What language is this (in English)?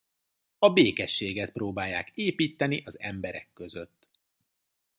Hungarian